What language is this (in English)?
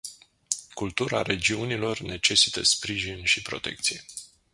Romanian